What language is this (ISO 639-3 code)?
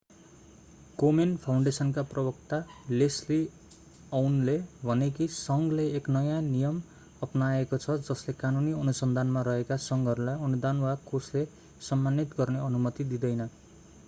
nep